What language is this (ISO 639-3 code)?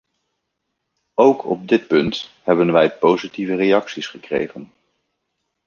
nld